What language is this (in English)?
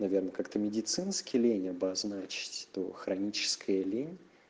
Russian